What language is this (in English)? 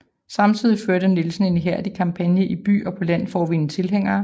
Danish